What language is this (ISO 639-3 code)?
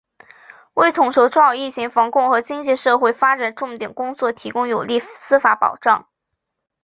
zho